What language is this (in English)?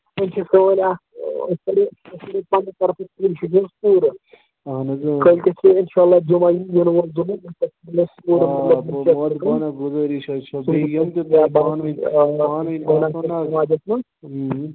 Kashmiri